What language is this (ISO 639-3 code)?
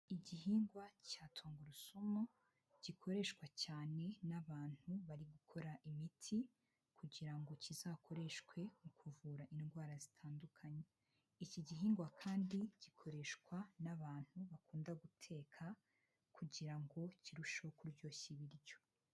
kin